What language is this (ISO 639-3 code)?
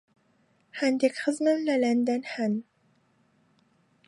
ckb